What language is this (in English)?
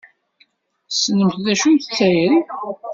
Kabyle